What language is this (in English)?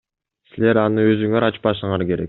Kyrgyz